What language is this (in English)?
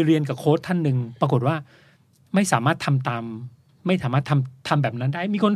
Thai